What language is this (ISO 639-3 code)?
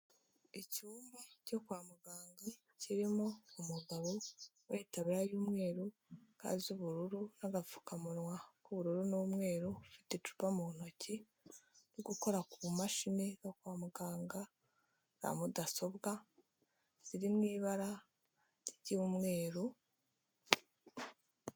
kin